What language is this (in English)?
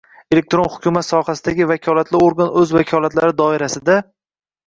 Uzbek